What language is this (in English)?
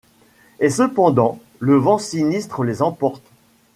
French